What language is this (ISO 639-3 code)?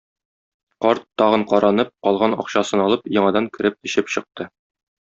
tat